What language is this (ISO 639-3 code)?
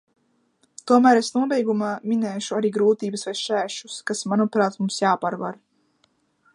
lav